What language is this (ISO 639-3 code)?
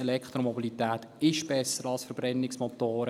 gsw